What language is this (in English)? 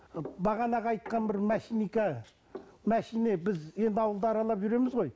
Kazakh